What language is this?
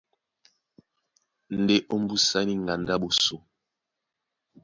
Duala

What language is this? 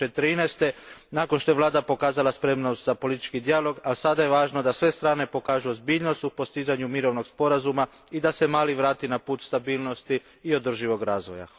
Croatian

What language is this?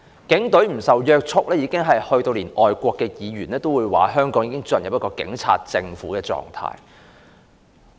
Cantonese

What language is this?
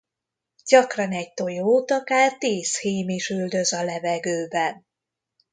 Hungarian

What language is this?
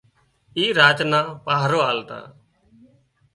Wadiyara Koli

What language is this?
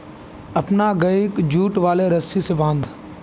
Magahi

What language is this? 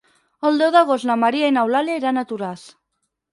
Catalan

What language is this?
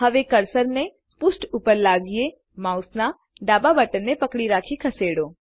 Gujarati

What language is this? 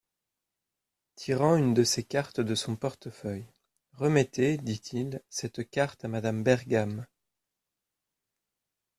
French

